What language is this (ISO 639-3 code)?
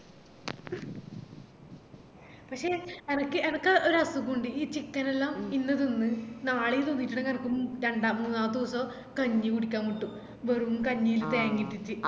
mal